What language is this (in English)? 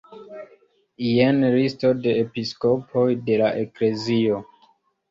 Esperanto